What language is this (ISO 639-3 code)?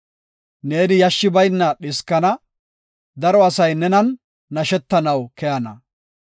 gof